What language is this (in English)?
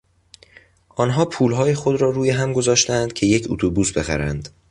Persian